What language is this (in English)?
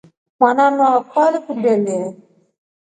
Rombo